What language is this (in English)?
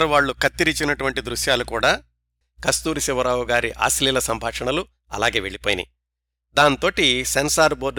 Telugu